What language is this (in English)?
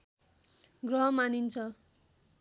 Nepali